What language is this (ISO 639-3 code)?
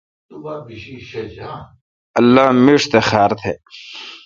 xka